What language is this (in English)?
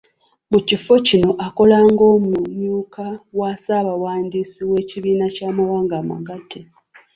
Ganda